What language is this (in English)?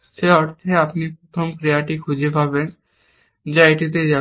Bangla